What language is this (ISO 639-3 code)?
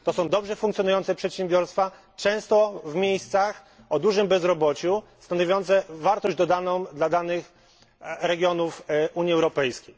pol